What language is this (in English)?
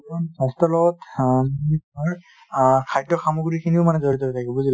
Assamese